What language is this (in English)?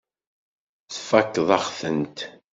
Kabyle